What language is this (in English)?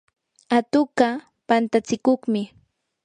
Yanahuanca Pasco Quechua